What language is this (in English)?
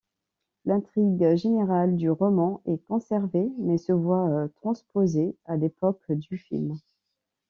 French